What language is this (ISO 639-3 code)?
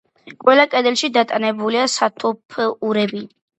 kat